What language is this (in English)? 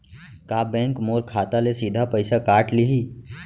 Chhattisgarhi